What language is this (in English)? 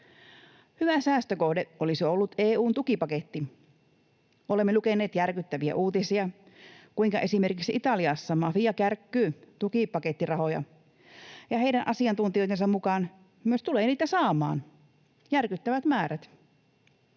Finnish